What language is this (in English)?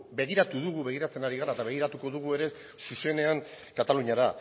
Basque